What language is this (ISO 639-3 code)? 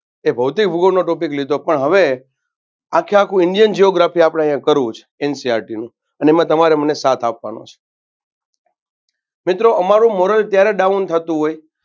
guj